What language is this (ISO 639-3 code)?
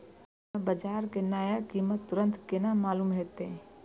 mai